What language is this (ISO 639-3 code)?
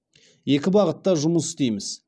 kaz